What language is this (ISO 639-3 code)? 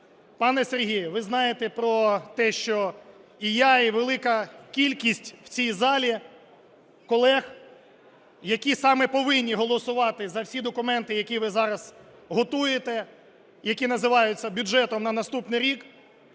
ukr